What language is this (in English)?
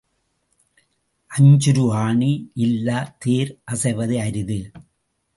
Tamil